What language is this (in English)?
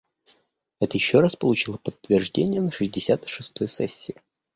Russian